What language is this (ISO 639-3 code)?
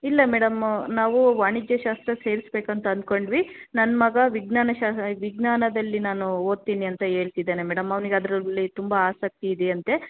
kan